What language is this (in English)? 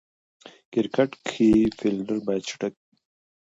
Pashto